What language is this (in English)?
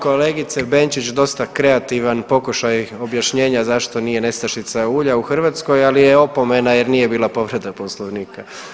Croatian